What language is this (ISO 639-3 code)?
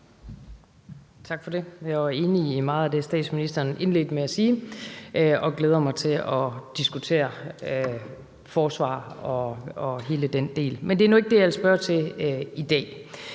dan